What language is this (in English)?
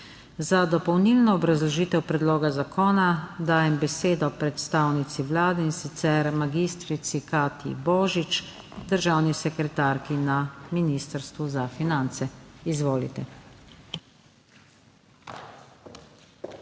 Slovenian